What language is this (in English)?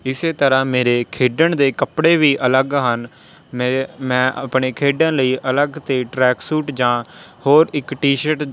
Punjabi